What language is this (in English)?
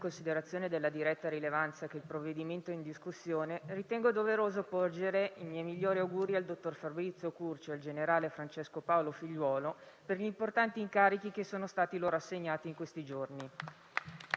Italian